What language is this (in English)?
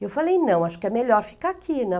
Portuguese